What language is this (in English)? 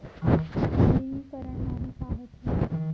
Chhattisgarhi